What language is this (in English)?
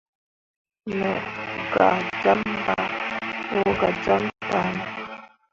Mundang